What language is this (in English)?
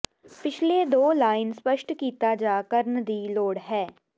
Punjabi